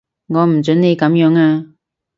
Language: Cantonese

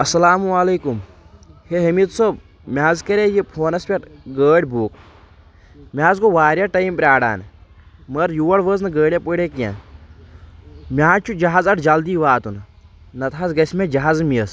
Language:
Kashmiri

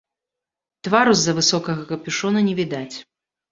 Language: Belarusian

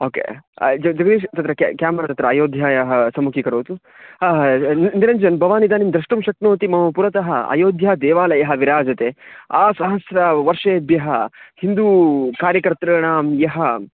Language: Sanskrit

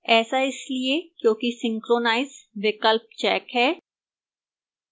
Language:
Hindi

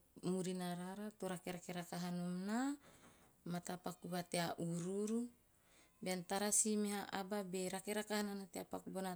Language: Teop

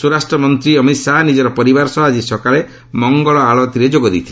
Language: Odia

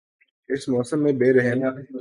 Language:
Urdu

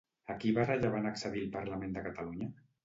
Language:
Catalan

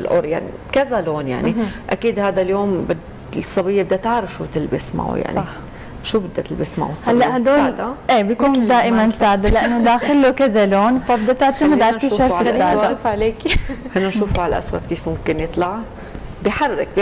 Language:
Arabic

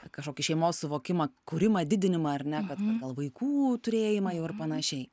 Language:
Lithuanian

